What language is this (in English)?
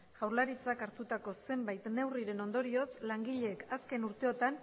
Basque